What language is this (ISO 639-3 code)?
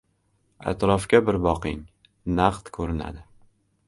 uzb